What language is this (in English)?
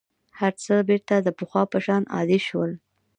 Pashto